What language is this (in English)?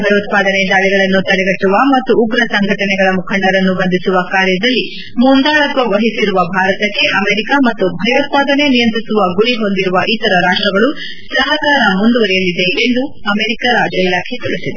Kannada